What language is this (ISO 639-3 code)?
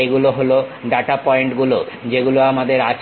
ben